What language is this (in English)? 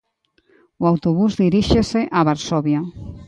Galician